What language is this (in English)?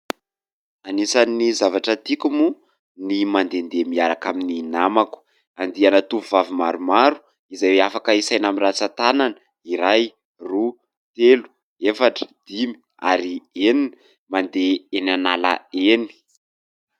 Malagasy